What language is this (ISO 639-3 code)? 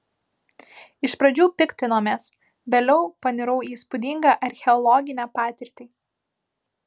lit